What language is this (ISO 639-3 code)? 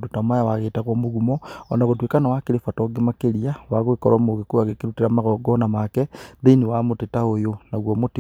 kik